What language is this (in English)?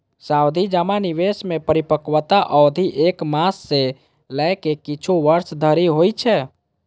Maithili